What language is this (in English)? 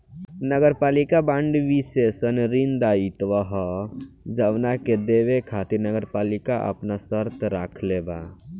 Bhojpuri